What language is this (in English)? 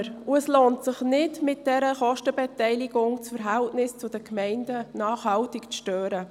Swiss German